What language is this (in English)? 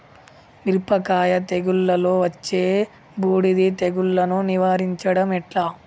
Telugu